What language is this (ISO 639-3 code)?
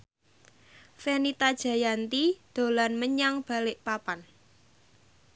jav